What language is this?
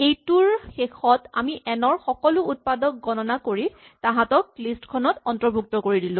Assamese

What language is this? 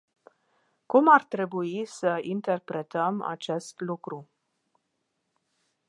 Romanian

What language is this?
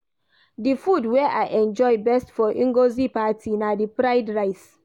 Nigerian Pidgin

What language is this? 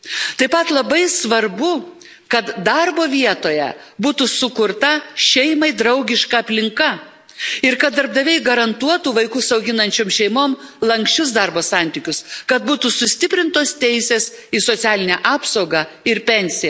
Lithuanian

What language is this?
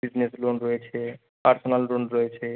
Bangla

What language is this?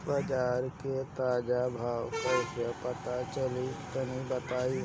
Bhojpuri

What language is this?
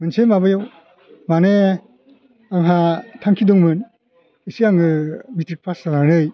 Bodo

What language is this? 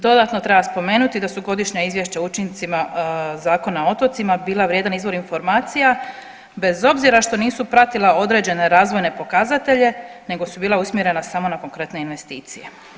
Croatian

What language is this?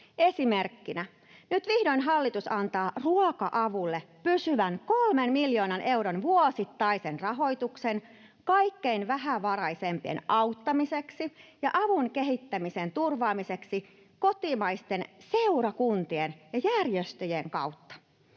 Finnish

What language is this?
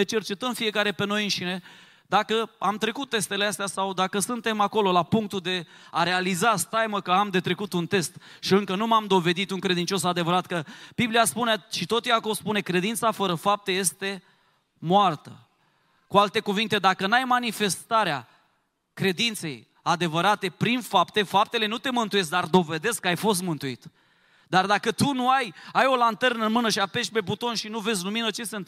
Romanian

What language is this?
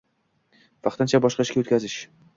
Uzbek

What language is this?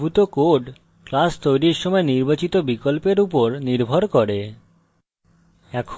Bangla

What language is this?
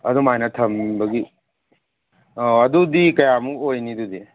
Manipuri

